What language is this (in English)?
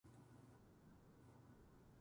Japanese